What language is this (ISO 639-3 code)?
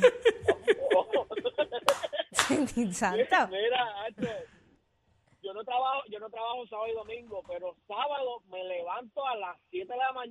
spa